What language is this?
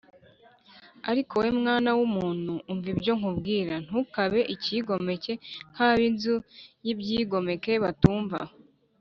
Kinyarwanda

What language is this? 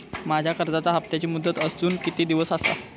Marathi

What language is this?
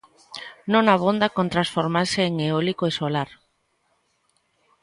Galician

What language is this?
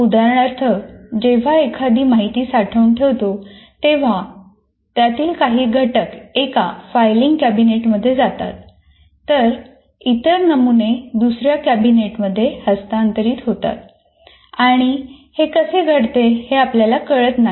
Marathi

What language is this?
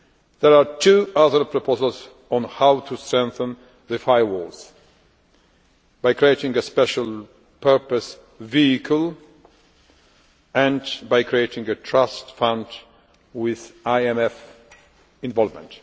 English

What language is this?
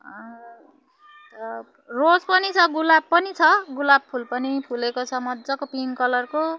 Nepali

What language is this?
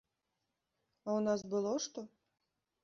Belarusian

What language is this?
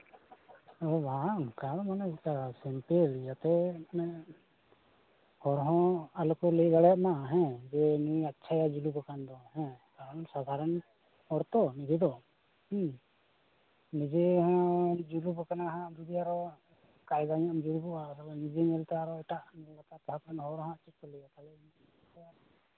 Santali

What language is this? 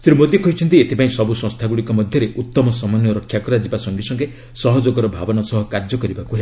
Odia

